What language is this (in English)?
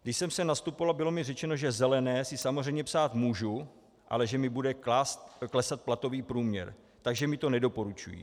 Czech